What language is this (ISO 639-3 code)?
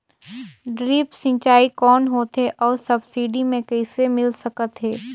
hne